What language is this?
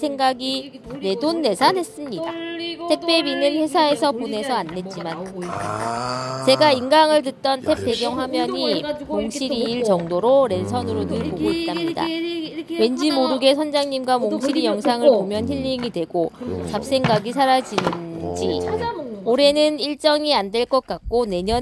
Korean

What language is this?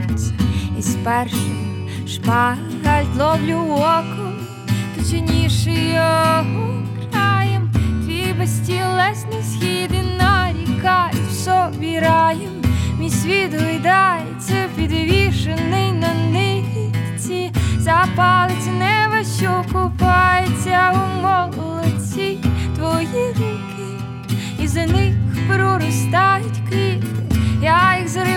Ukrainian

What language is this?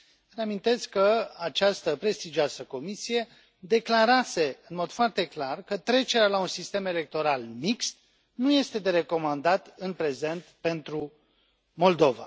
Romanian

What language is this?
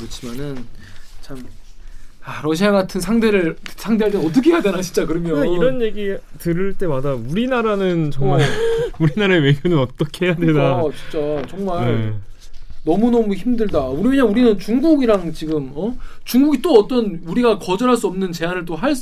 Korean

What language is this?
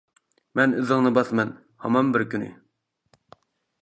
Uyghur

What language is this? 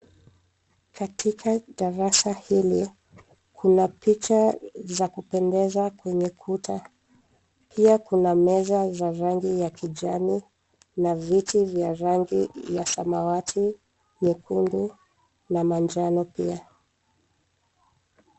Swahili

